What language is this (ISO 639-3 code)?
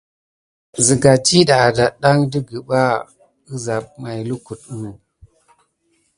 gid